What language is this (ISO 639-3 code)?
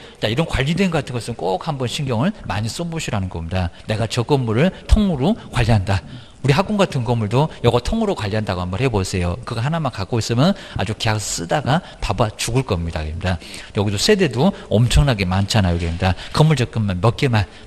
kor